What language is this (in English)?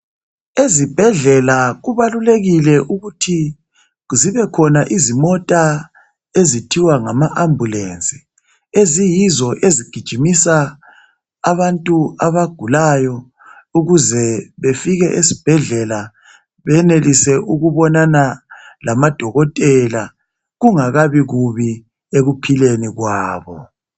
North Ndebele